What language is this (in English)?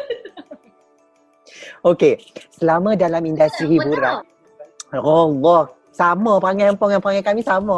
Malay